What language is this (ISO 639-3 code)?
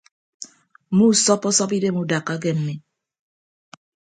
ibb